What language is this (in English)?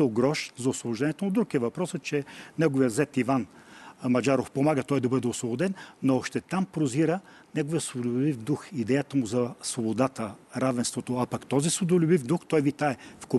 Bulgarian